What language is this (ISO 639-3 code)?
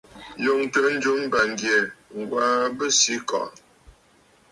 bfd